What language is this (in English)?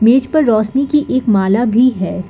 Hindi